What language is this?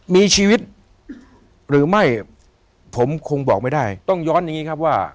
Thai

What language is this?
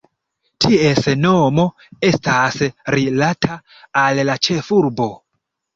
Esperanto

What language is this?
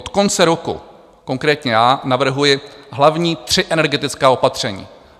Czech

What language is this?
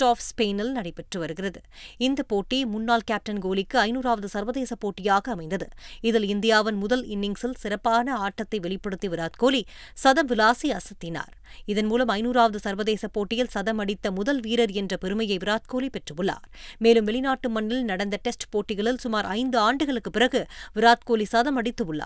Tamil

